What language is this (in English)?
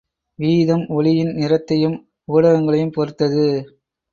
Tamil